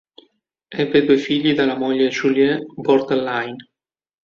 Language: Italian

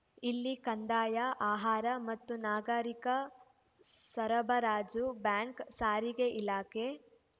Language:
Kannada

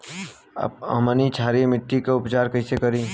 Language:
Bhojpuri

